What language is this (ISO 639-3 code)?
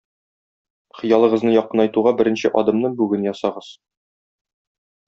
tat